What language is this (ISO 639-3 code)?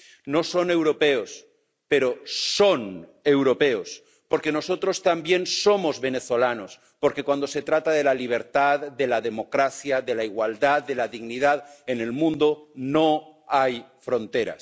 spa